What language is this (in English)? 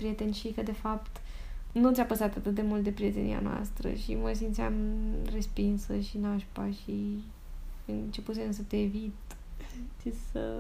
Romanian